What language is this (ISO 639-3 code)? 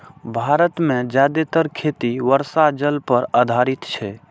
mai